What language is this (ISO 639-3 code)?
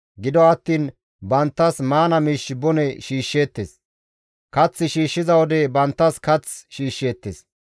gmv